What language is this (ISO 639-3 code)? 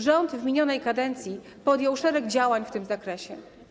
pol